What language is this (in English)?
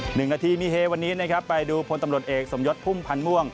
Thai